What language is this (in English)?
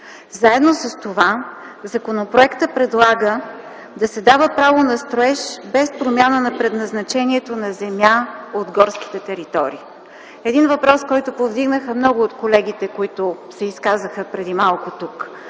Bulgarian